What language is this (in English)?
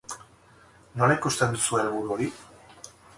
Basque